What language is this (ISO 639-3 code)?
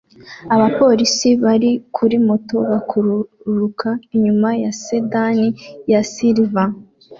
kin